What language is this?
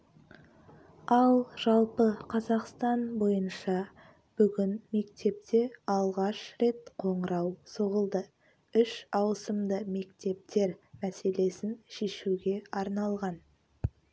Kazakh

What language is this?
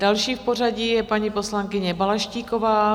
Czech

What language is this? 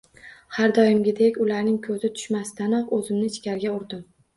Uzbek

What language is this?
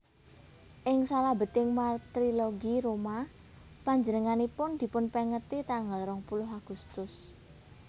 Javanese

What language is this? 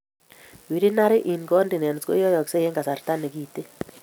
Kalenjin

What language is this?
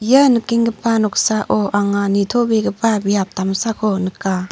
Garo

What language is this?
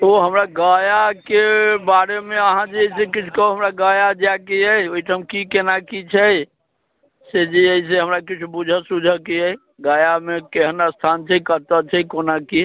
Maithili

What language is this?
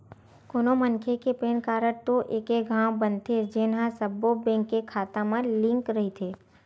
Chhattisgarhi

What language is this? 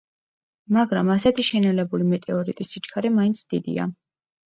Georgian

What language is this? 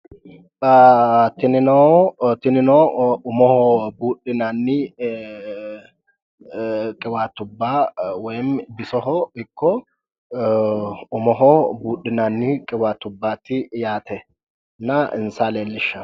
Sidamo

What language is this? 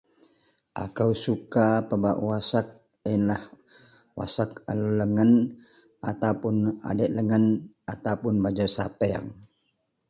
Central Melanau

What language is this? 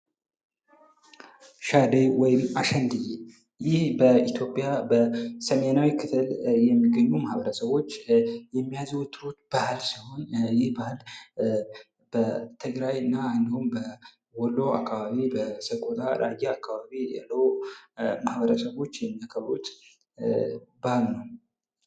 Amharic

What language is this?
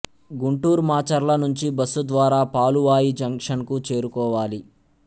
Telugu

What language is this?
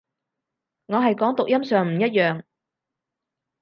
Cantonese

